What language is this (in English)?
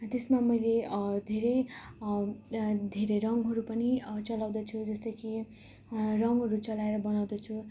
Nepali